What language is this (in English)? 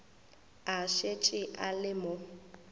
Northern Sotho